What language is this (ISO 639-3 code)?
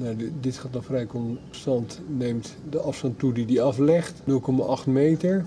nld